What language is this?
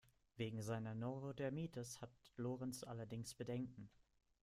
German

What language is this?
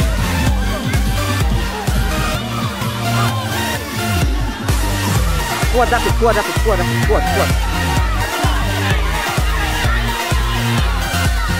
Indonesian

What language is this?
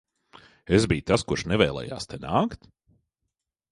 Latvian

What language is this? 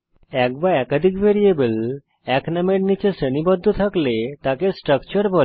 Bangla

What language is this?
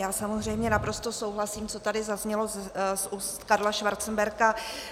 Czech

